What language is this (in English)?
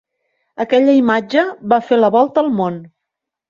Catalan